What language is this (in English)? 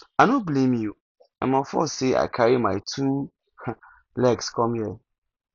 Nigerian Pidgin